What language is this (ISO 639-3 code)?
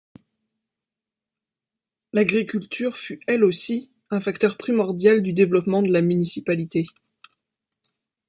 fra